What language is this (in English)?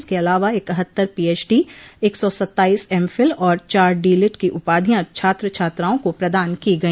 Hindi